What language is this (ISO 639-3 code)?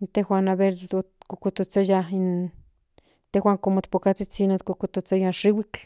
nhn